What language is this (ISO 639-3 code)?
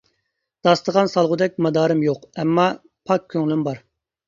uig